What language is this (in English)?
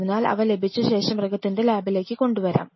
Malayalam